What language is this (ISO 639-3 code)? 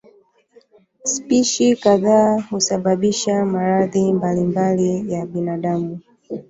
swa